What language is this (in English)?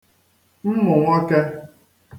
Igbo